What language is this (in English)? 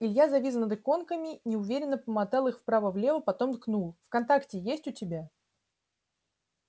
Russian